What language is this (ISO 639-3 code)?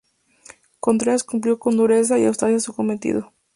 spa